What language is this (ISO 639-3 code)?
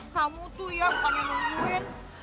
ind